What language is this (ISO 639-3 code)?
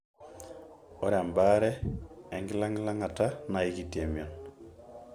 mas